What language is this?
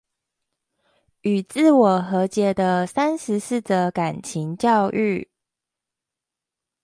Chinese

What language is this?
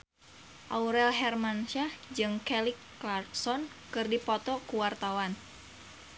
Sundanese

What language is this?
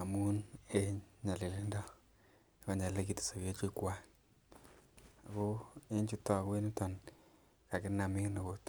Kalenjin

